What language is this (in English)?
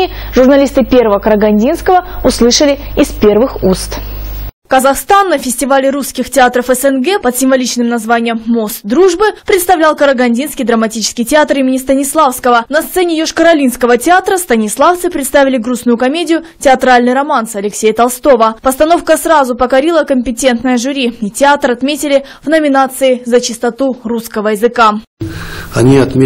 Russian